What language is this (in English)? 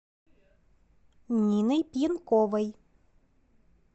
Russian